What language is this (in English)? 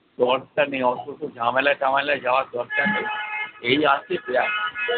Bangla